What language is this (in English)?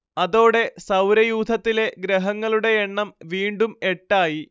Malayalam